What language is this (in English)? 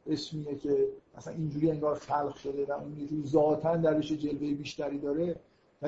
Persian